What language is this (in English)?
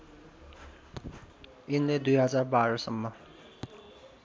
Nepali